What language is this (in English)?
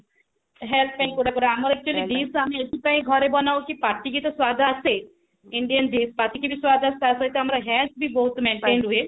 Odia